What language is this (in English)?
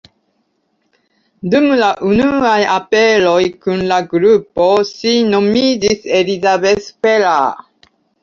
Esperanto